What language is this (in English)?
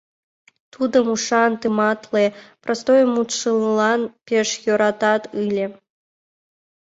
Mari